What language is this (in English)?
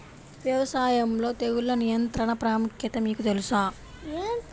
Telugu